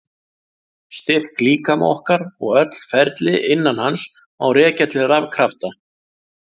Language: Icelandic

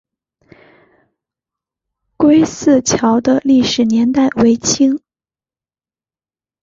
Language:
Chinese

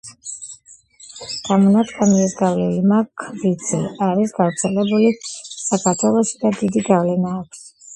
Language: Georgian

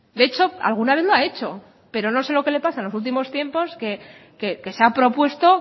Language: Spanish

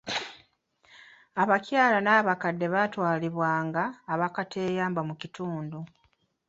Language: Ganda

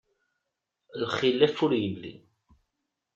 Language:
Kabyle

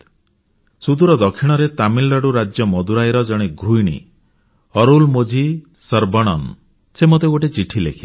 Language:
Odia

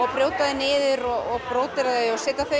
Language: Icelandic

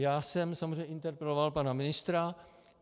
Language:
Czech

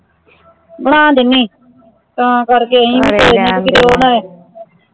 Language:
Punjabi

